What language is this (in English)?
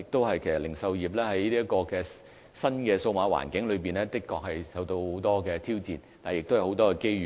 Cantonese